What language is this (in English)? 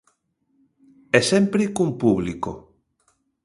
Galician